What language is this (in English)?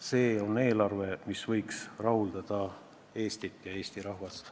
Estonian